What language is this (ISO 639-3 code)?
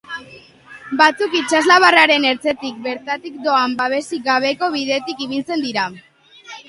eus